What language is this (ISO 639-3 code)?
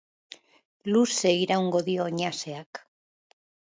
eus